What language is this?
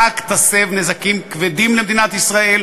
Hebrew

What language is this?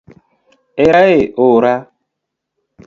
Luo (Kenya and Tanzania)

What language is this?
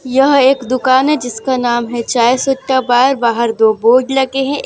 Hindi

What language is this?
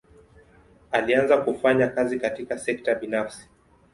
Swahili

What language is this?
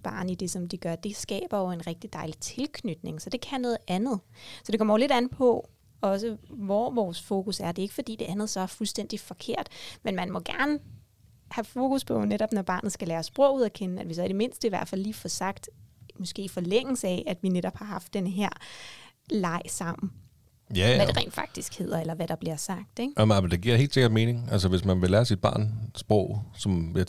Danish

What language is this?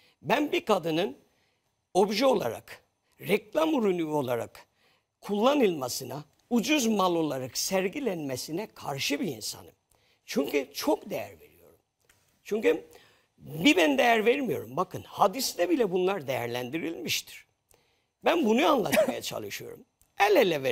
Turkish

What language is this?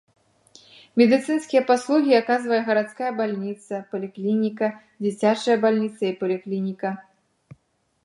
Belarusian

